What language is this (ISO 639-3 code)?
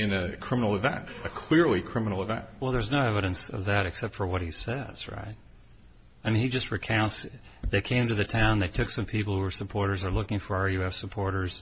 eng